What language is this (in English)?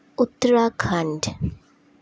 Assamese